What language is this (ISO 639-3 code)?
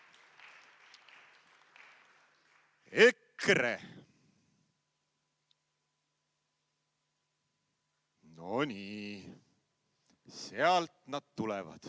est